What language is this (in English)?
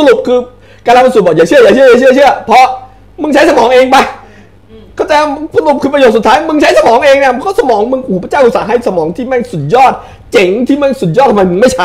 Thai